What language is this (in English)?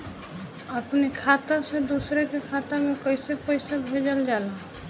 Bhojpuri